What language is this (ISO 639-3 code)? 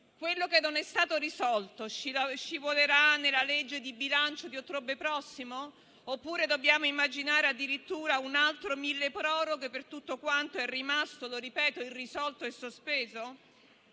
ita